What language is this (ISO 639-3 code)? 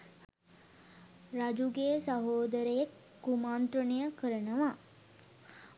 sin